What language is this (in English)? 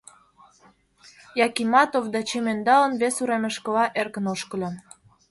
Mari